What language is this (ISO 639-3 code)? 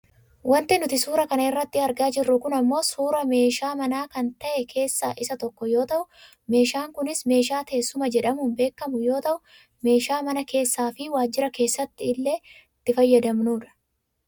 orm